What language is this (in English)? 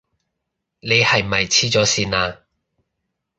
Cantonese